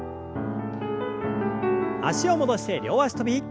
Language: Japanese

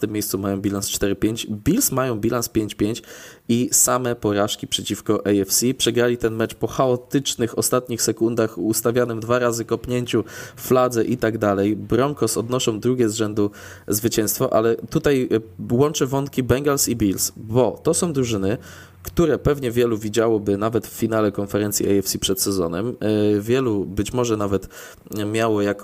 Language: Polish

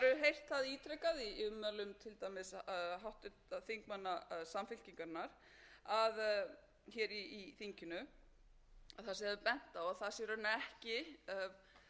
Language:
Icelandic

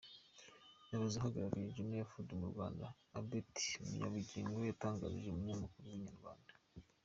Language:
Kinyarwanda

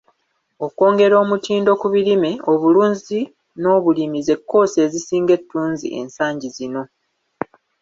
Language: Ganda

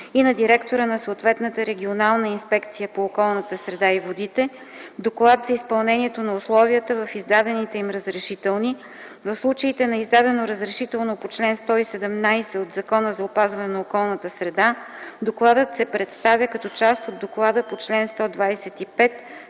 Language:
Bulgarian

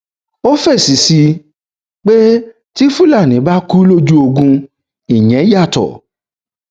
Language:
Yoruba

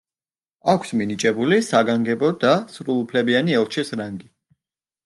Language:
Georgian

